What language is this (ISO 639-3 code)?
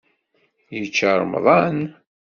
kab